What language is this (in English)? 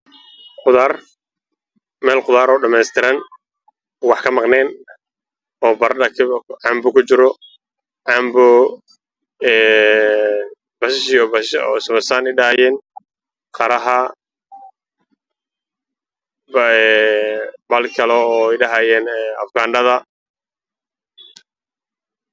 Somali